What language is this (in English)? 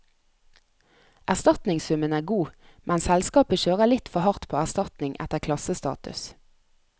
Norwegian